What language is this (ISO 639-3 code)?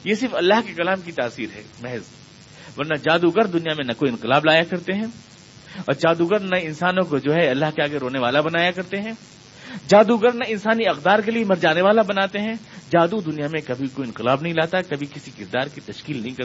urd